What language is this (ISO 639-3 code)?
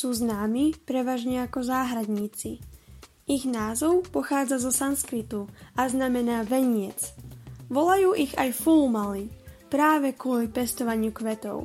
slk